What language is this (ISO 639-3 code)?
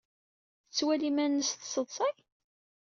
kab